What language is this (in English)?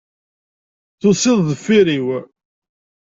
Kabyle